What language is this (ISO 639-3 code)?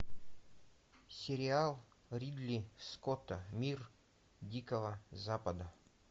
rus